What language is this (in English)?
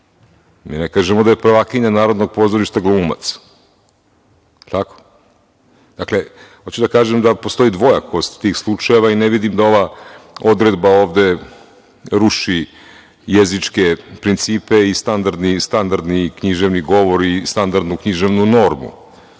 Serbian